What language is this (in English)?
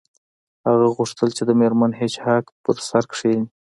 Pashto